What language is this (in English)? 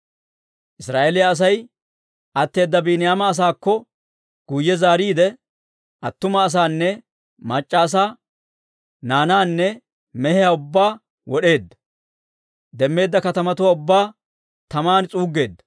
Dawro